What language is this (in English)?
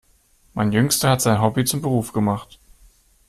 German